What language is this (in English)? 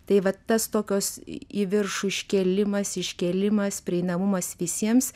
Lithuanian